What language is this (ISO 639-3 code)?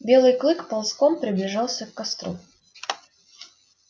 rus